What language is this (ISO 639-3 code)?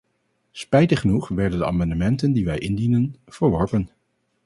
nld